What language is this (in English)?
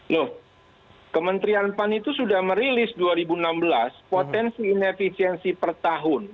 Indonesian